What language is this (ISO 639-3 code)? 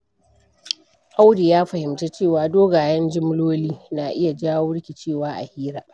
hau